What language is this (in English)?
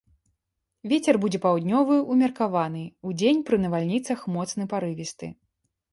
Belarusian